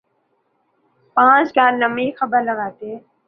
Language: Urdu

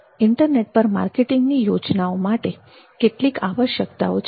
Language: Gujarati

